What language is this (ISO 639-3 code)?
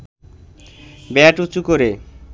ben